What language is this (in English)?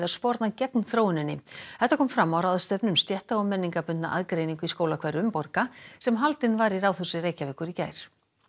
Icelandic